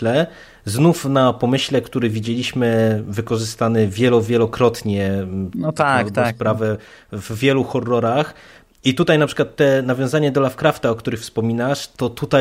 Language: Polish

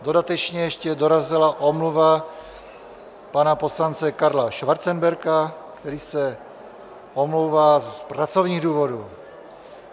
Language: Czech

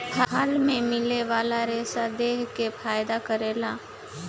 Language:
Bhojpuri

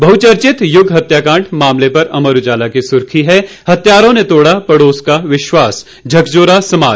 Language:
Hindi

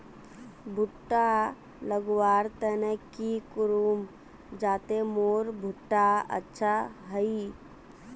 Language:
Magahi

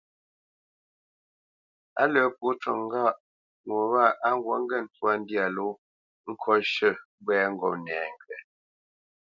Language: Bamenyam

